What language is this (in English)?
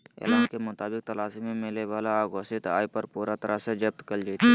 Magahi